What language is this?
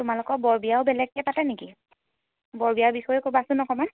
Assamese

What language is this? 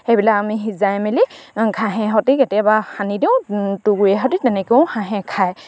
Assamese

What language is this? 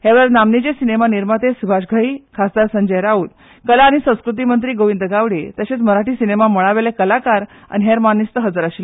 Konkani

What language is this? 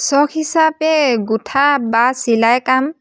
Assamese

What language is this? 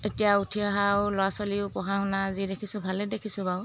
Assamese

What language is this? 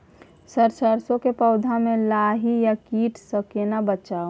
Maithili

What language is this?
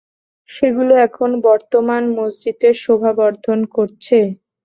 Bangla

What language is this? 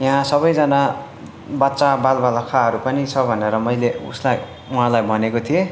Nepali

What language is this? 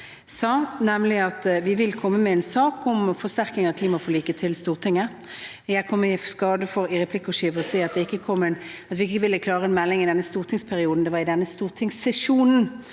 Norwegian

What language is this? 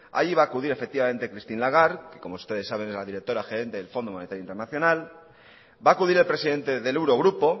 Spanish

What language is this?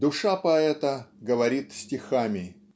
Russian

